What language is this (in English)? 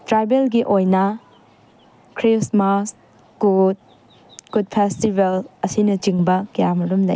Manipuri